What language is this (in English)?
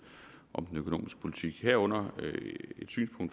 Danish